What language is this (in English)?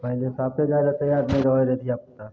Maithili